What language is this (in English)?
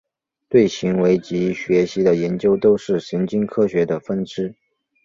Chinese